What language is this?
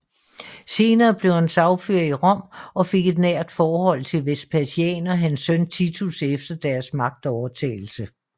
Danish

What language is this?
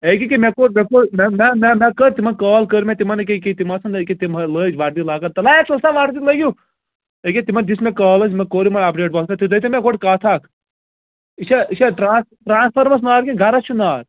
Kashmiri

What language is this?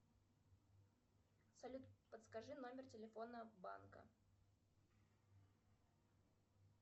Russian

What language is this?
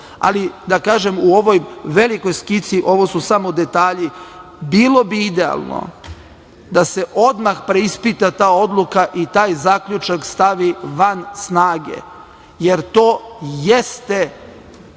Serbian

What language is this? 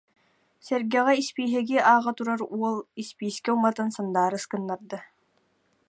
Yakut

